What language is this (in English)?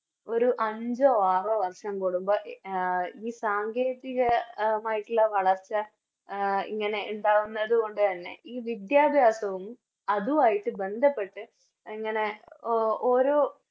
Malayalam